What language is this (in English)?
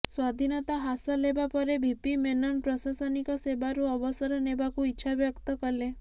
Odia